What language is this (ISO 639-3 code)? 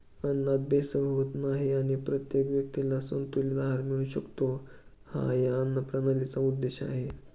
mar